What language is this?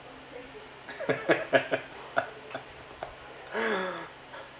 English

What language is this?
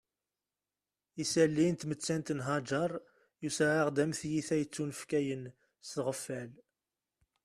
Kabyle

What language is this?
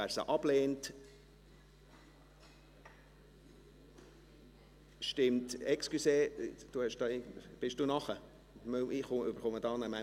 Swiss German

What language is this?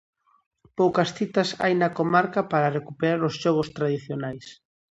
Galician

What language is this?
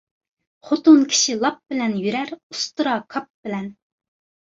Uyghur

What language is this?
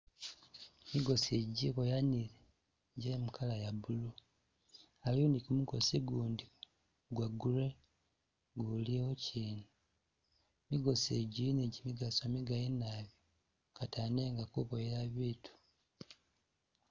Masaaba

